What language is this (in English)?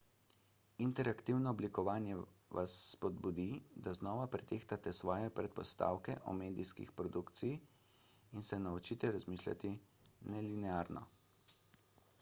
Slovenian